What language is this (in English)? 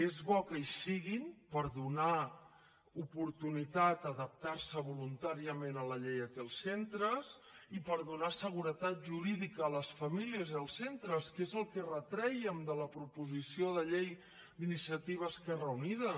Catalan